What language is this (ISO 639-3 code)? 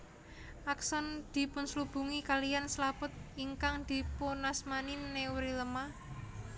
jav